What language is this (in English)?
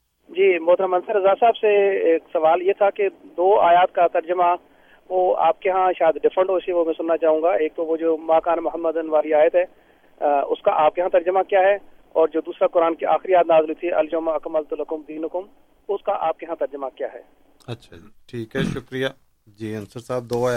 Urdu